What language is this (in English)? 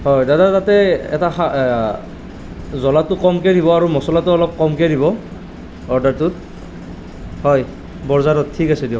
Assamese